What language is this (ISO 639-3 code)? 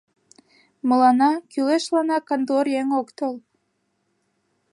chm